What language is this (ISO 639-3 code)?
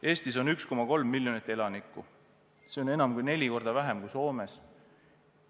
est